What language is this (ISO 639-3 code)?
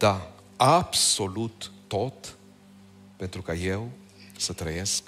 ron